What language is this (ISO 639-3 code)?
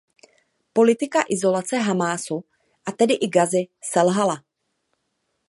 ces